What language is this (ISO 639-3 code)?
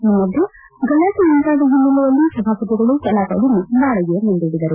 kan